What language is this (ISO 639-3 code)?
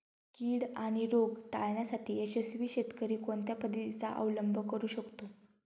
mar